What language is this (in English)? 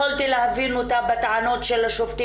Hebrew